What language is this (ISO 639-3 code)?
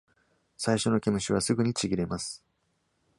jpn